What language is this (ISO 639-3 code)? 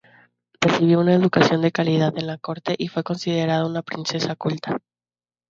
spa